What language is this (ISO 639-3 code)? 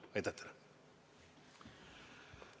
est